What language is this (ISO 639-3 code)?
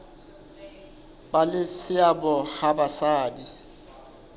sot